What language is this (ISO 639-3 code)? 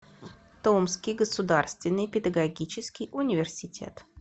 rus